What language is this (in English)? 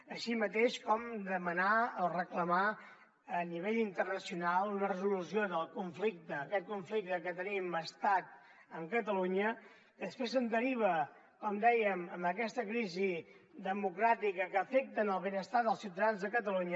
Catalan